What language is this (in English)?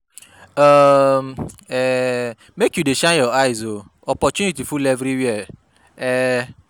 Nigerian Pidgin